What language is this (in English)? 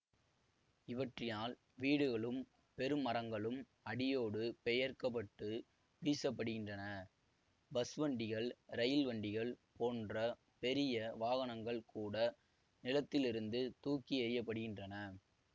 Tamil